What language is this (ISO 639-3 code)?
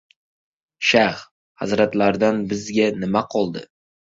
uzb